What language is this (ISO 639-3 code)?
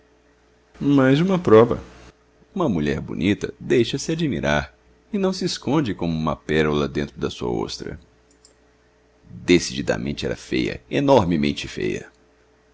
por